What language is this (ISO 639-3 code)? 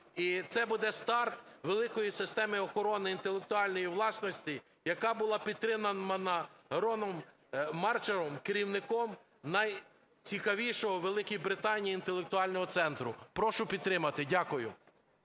ukr